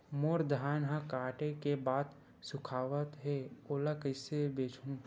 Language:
Chhattisgarhi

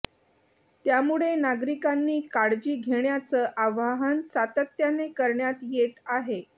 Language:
Marathi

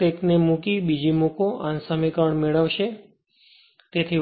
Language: Gujarati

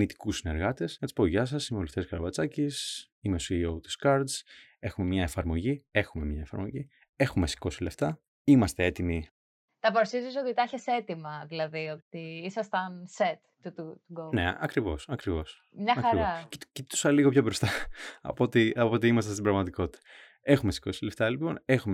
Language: Greek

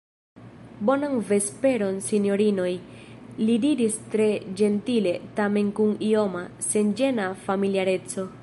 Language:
Esperanto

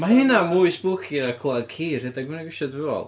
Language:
Welsh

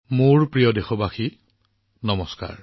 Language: Assamese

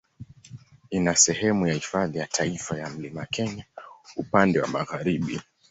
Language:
Swahili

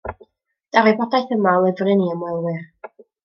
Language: Welsh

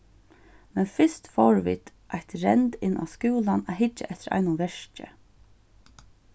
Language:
Faroese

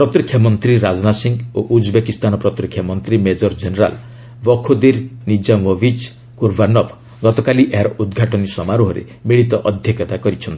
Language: Odia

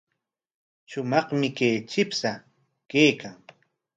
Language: Corongo Ancash Quechua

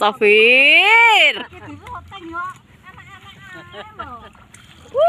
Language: Indonesian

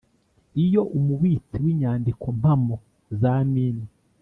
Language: Kinyarwanda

